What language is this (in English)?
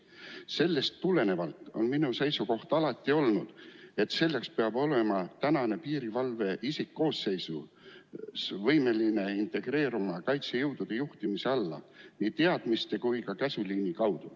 Estonian